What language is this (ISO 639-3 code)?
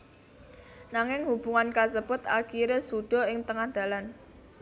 jav